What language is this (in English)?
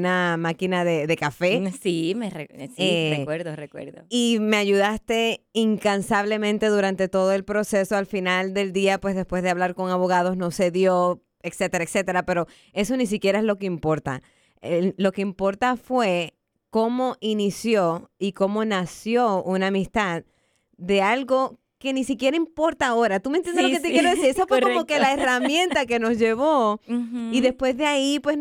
Spanish